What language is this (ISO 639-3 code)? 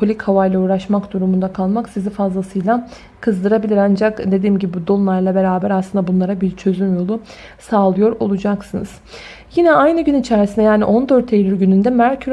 tur